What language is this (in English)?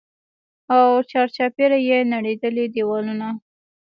Pashto